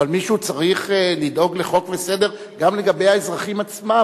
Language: Hebrew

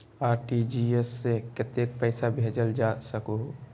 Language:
Magahi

